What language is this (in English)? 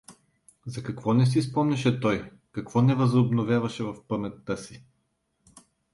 Bulgarian